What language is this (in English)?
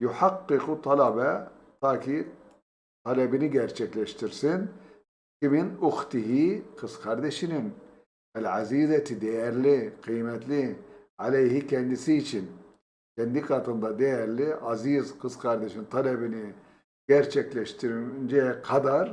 Turkish